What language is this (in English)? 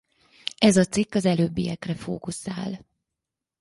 Hungarian